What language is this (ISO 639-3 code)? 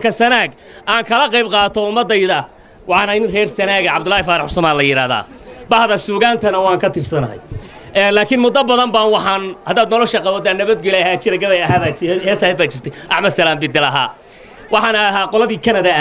ara